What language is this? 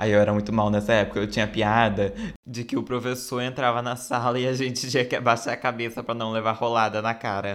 Portuguese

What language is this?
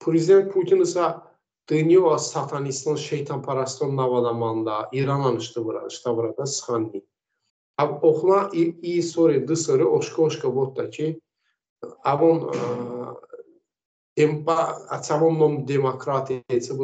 Persian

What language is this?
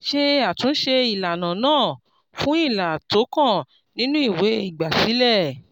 Yoruba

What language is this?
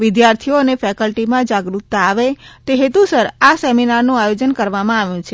Gujarati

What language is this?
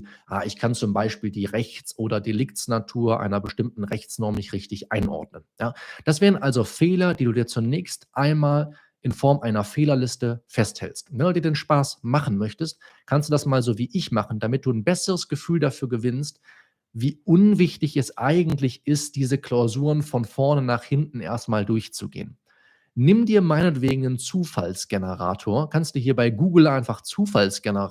German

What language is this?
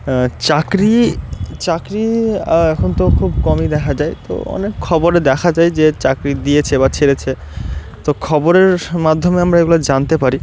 Bangla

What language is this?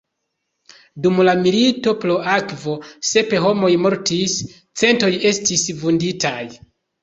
Esperanto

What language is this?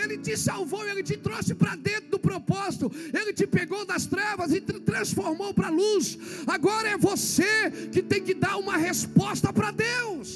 Portuguese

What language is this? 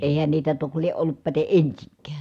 Finnish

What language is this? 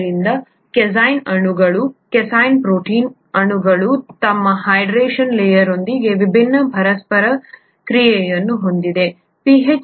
Kannada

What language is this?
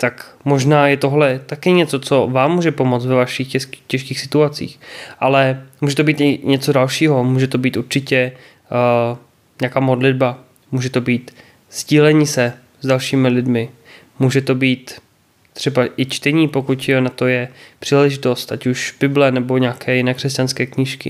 Czech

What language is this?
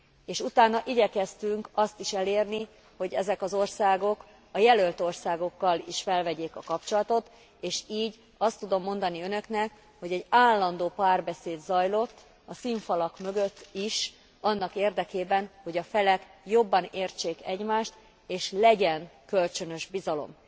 Hungarian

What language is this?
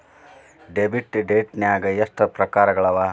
Kannada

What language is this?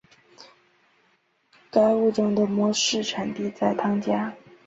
Chinese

